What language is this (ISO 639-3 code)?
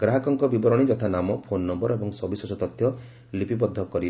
ori